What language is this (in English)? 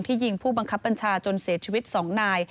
Thai